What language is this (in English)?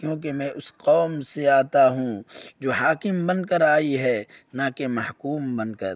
Urdu